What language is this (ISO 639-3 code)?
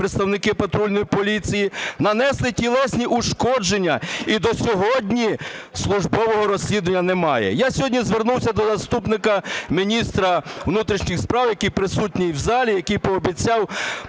ukr